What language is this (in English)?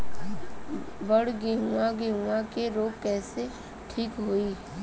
Bhojpuri